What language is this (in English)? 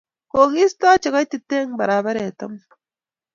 Kalenjin